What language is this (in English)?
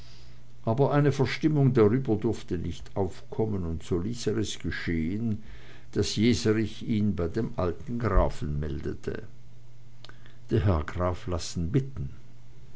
German